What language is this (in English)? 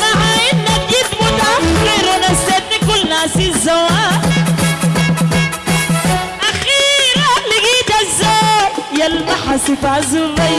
Arabic